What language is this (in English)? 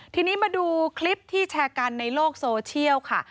Thai